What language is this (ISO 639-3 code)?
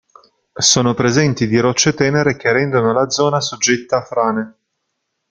ita